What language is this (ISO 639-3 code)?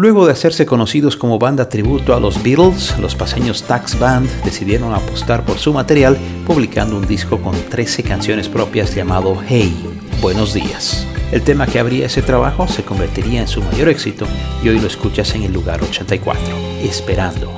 spa